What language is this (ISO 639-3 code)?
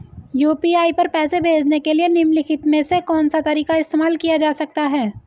hin